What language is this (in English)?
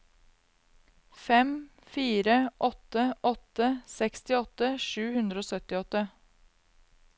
Norwegian